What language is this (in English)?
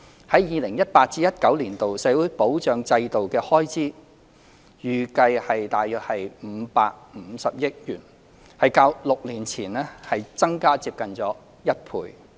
Cantonese